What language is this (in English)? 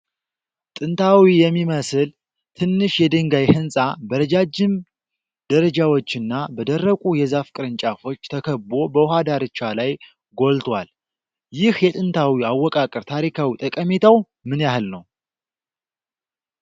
Amharic